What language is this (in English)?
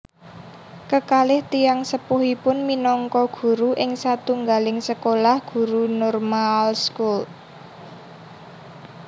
Javanese